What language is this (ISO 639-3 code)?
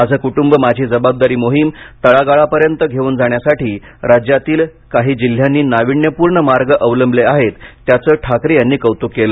mar